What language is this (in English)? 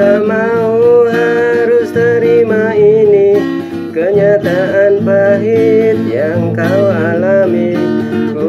Indonesian